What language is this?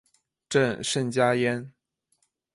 Chinese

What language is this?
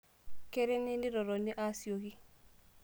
Masai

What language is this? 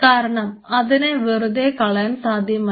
Malayalam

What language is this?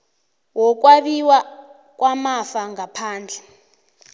South Ndebele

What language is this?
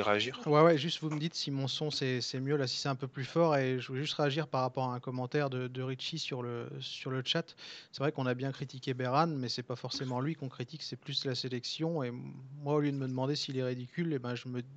French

